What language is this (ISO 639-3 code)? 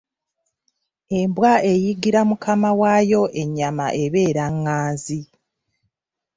lug